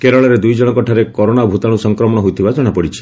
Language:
Odia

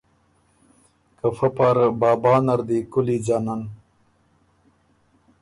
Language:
Ormuri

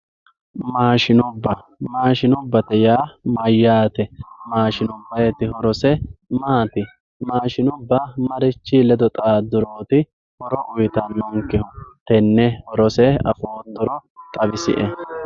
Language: Sidamo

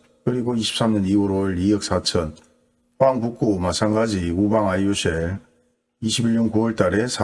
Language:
Korean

